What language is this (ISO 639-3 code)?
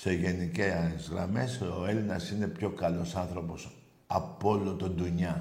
ell